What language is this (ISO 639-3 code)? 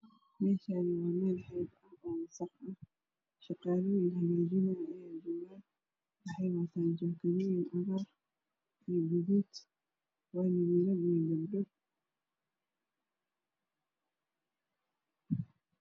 som